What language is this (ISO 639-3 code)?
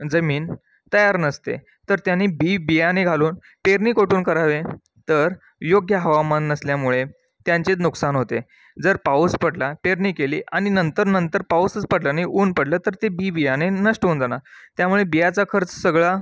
mar